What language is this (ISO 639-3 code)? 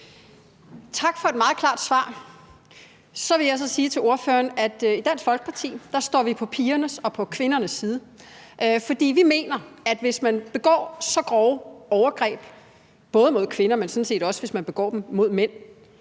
dan